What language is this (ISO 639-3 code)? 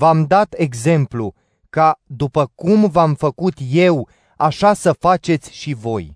ron